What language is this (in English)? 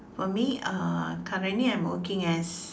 English